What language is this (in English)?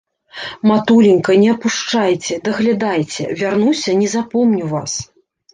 Belarusian